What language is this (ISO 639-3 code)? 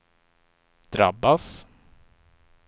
swe